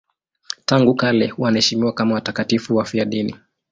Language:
Swahili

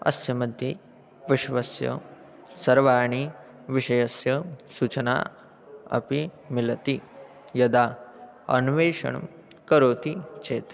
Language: Sanskrit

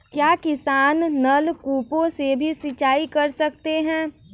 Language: Hindi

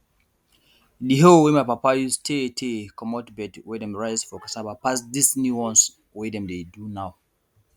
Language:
Nigerian Pidgin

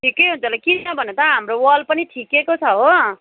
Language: Nepali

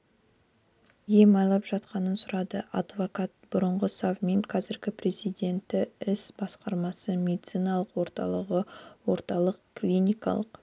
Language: Kazakh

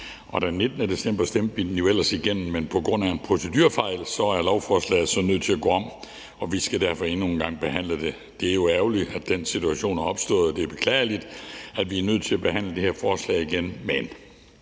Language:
Danish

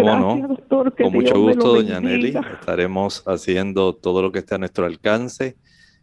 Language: Spanish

